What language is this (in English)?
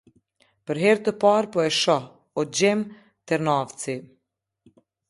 Albanian